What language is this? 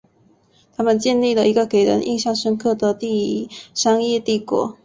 Chinese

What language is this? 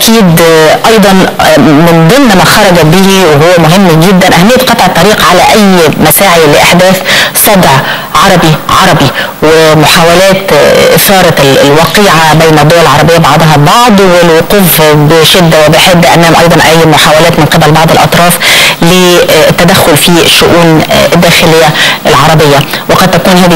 Arabic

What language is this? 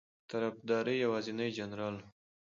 Pashto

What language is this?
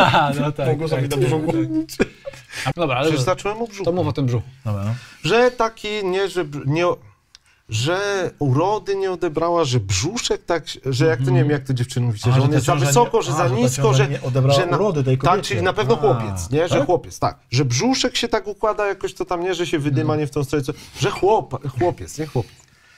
Polish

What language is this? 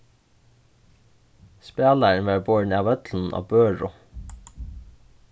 Faroese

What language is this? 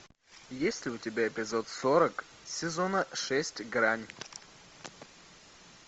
Russian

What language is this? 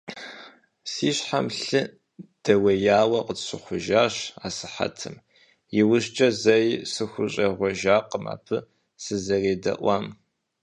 Kabardian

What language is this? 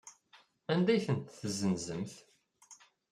Kabyle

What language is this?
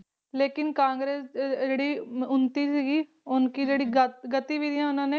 Punjabi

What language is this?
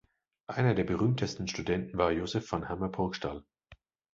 German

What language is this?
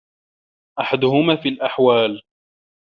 Arabic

